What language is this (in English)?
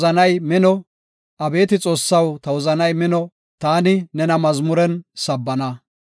Gofa